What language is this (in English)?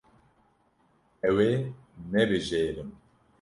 Kurdish